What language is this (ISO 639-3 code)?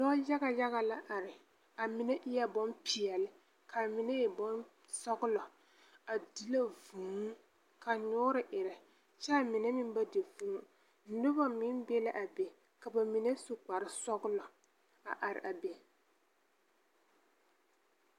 dga